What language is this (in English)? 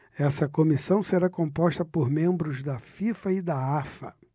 Portuguese